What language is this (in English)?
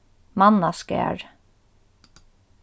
Faroese